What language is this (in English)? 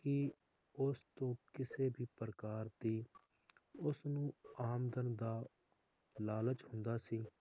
Punjabi